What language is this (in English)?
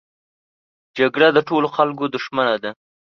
Pashto